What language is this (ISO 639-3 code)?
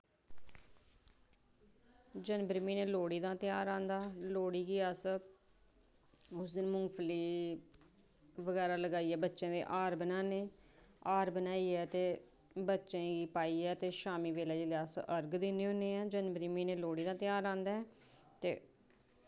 doi